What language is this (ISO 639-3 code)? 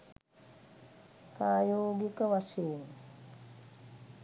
sin